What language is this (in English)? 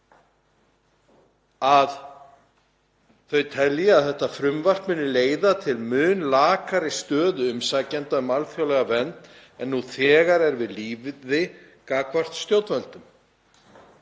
Icelandic